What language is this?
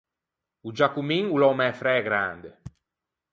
Ligurian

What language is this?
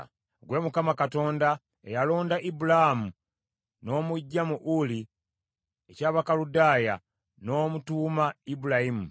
Ganda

